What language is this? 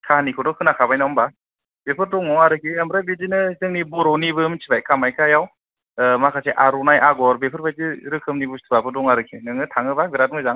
Bodo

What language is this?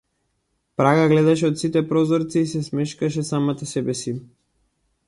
Macedonian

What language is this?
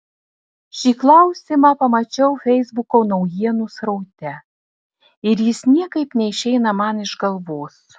Lithuanian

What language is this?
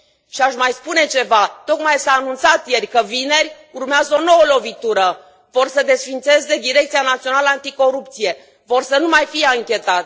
Romanian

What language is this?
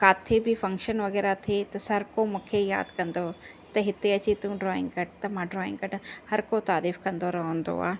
Sindhi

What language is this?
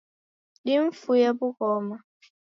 Taita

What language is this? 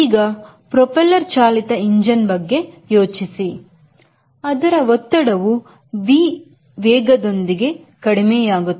Kannada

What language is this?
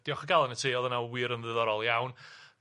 Welsh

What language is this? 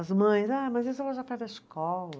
Portuguese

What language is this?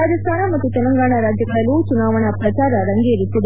Kannada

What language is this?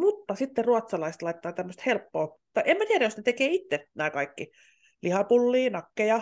Finnish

